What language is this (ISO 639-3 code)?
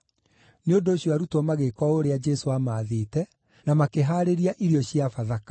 kik